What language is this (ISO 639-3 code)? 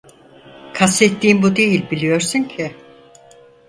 tur